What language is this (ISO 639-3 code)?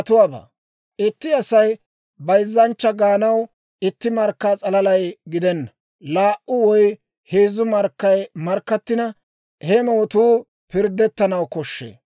dwr